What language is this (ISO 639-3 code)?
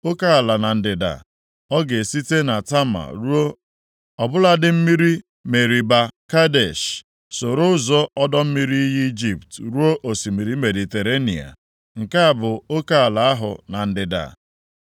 ibo